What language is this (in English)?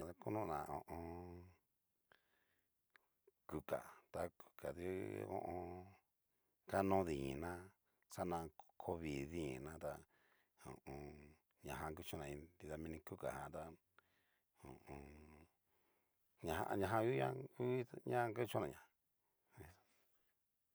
Cacaloxtepec Mixtec